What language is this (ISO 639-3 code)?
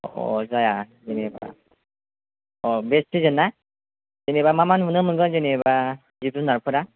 brx